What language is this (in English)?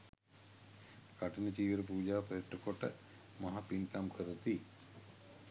Sinhala